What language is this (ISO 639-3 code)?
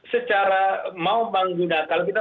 ind